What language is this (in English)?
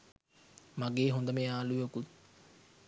Sinhala